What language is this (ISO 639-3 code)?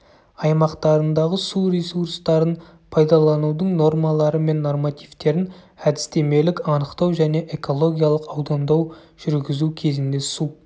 kaz